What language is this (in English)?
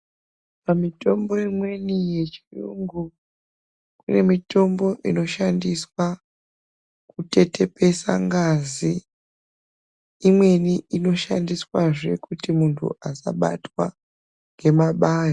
Ndau